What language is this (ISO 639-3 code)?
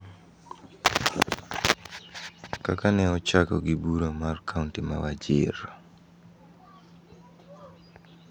luo